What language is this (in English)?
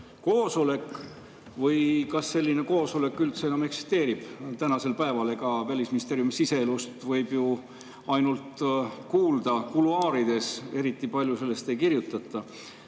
Estonian